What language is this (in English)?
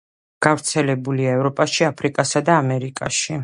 Georgian